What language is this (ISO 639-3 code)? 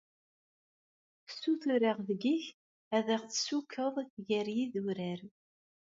kab